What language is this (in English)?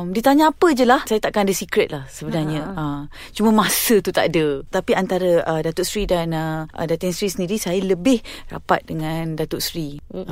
Malay